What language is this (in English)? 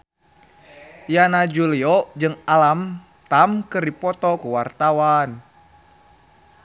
Sundanese